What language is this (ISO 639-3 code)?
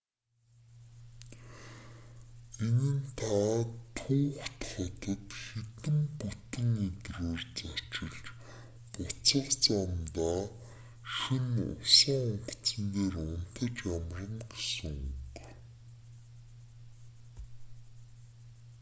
mon